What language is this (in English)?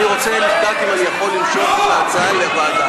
Hebrew